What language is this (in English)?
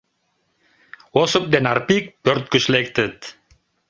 Mari